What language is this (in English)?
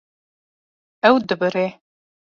Kurdish